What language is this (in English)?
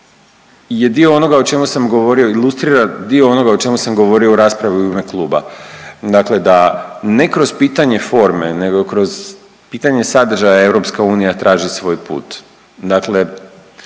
Croatian